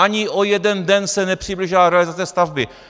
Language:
Czech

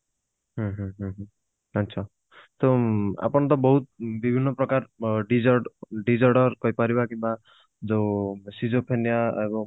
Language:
Odia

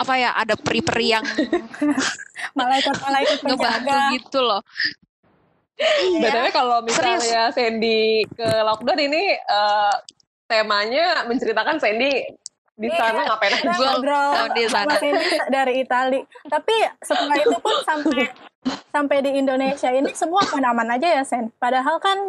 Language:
Indonesian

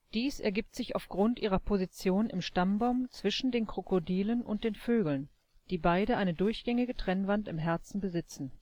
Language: German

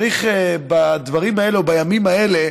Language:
Hebrew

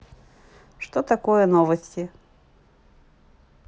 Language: Russian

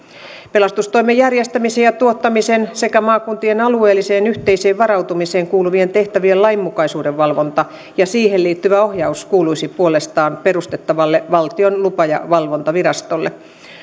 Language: Finnish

